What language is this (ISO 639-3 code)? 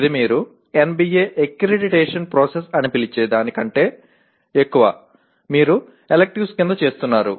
tel